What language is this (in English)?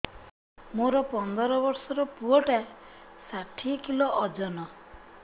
Odia